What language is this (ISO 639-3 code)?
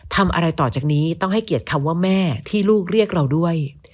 tha